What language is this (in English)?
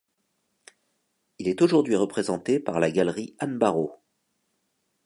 French